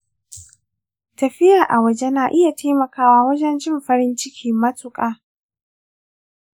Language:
Hausa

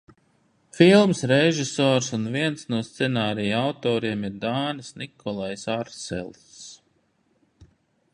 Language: Latvian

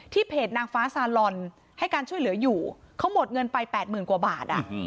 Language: Thai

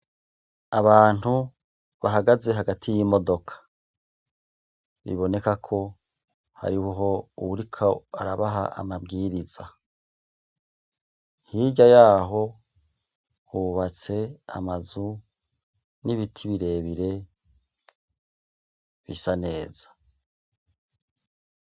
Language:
Rundi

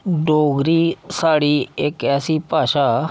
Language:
Dogri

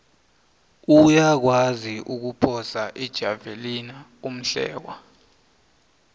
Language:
South Ndebele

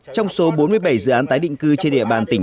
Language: Vietnamese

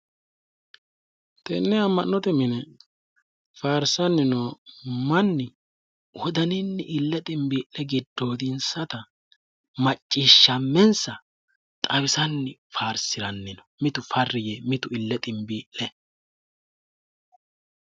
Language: Sidamo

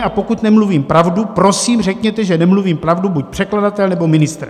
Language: Czech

